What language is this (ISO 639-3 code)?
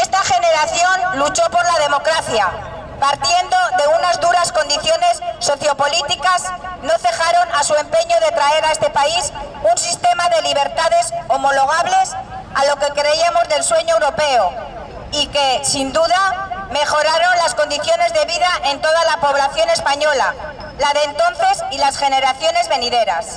spa